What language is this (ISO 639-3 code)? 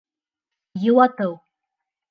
bak